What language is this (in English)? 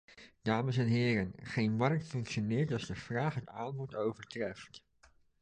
Dutch